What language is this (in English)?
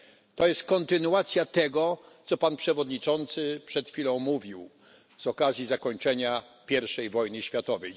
Polish